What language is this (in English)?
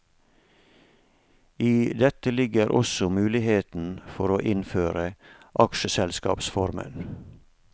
Norwegian